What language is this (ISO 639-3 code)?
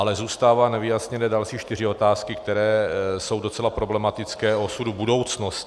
ces